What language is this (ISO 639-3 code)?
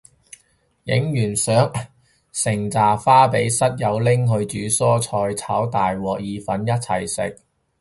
yue